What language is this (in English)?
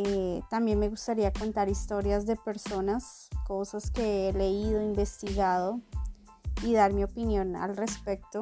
Spanish